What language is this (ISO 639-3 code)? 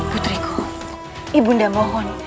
ind